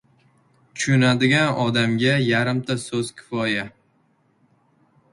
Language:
Uzbek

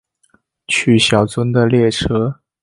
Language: Chinese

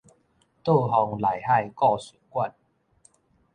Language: Min Nan Chinese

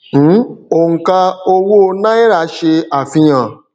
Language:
Yoruba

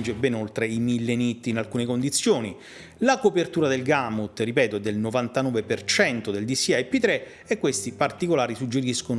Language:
Italian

